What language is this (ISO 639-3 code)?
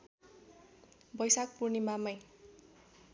nep